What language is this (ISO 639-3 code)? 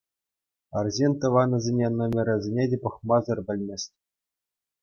chv